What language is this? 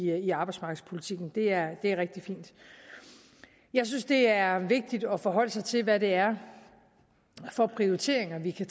Danish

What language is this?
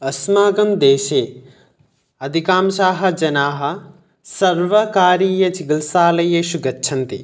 Sanskrit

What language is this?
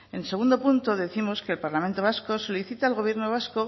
Spanish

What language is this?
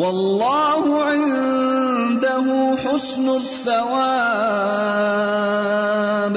Urdu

